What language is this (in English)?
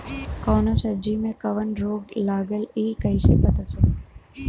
Bhojpuri